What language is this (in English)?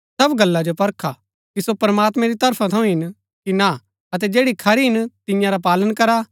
Gaddi